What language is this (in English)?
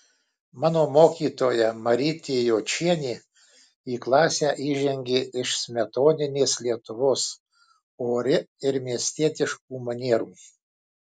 Lithuanian